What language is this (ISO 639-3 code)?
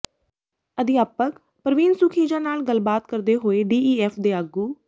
pan